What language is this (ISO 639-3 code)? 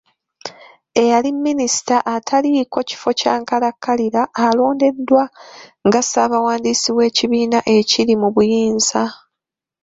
lug